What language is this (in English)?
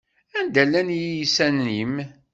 Kabyle